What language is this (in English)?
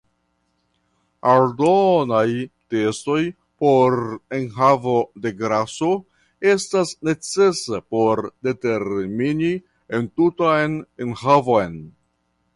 Esperanto